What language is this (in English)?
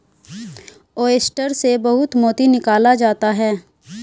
Hindi